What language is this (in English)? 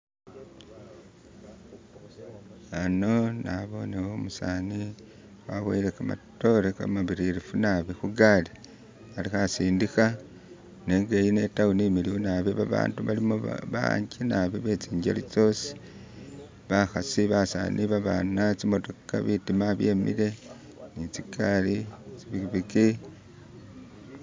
Masaaba